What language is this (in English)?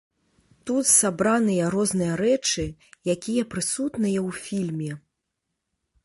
Belarusian